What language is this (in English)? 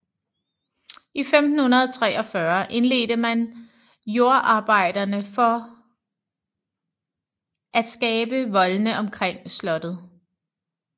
Danish